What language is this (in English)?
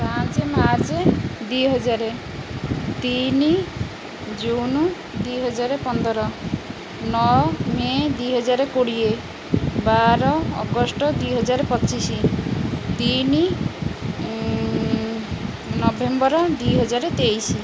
Odia